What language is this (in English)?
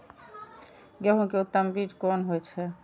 Maithili